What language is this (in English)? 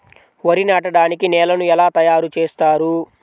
Telugu